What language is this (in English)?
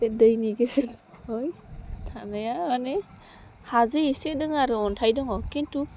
Bodo